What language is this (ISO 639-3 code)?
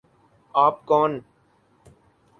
urd